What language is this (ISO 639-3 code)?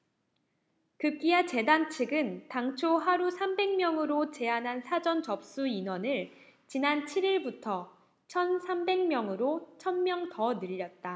kor